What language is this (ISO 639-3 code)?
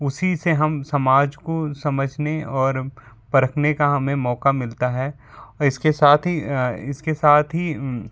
hin